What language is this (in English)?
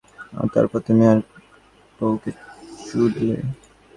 Bangla